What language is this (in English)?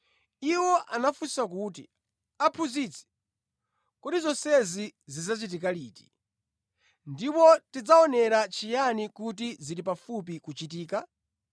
Nyanja